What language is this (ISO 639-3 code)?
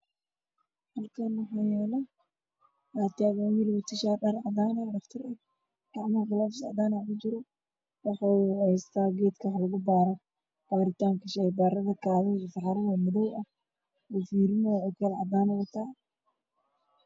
som